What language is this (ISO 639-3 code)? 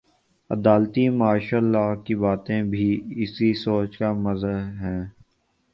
urd